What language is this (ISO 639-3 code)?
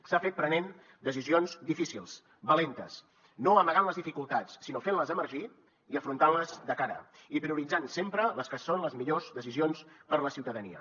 cat